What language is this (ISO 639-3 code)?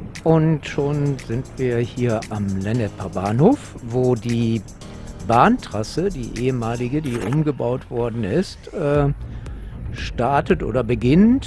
deu